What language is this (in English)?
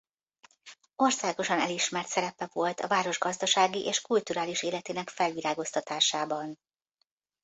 Hungarian